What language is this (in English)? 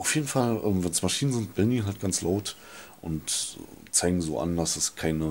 German